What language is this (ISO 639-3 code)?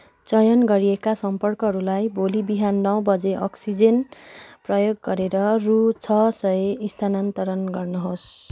nep